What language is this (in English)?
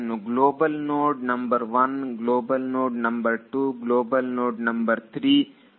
Kannada